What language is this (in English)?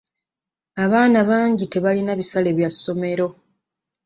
Ganda